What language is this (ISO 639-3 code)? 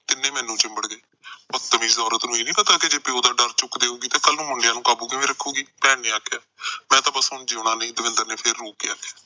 pan